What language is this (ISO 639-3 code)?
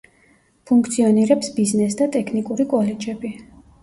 kat